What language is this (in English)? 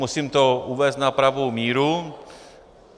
Czech